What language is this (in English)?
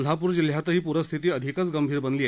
Marathi